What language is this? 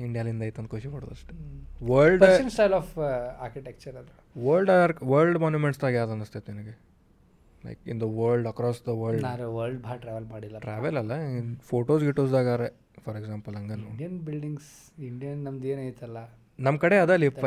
Kannada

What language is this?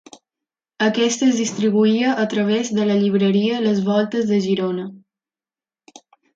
Catalan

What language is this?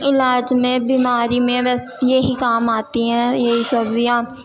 Urdu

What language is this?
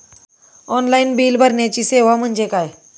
Marathi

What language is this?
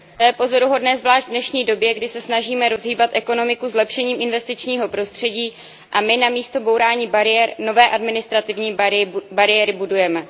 Czech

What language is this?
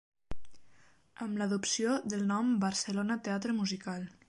Catalan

